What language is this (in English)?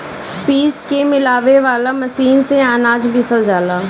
Bhojpuri